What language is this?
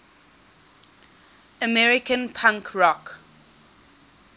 English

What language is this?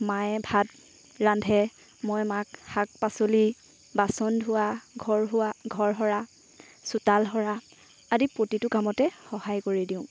Assamese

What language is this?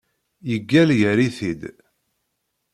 Kabyle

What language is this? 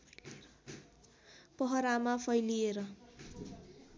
Nepali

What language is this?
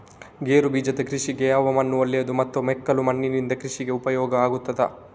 Kannada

